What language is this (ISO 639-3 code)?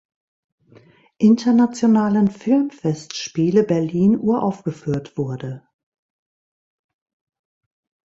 deu